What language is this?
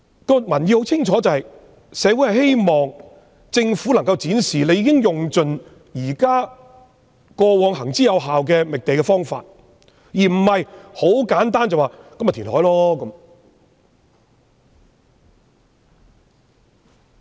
Cantonese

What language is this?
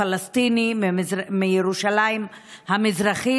Hebrew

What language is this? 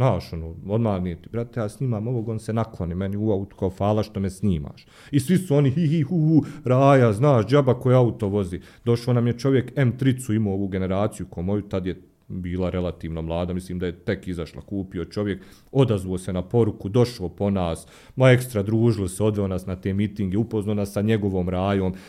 Croatian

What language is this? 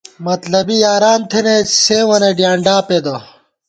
Gawar-Bati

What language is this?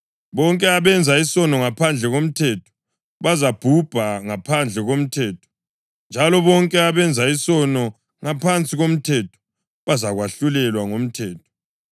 North Ndebele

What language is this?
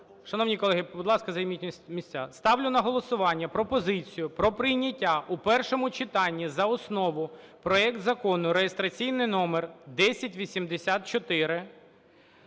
Ukrainian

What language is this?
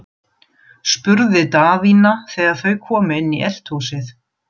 Icelandic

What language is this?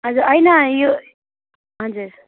Nepali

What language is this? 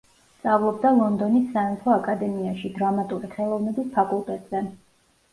Georgian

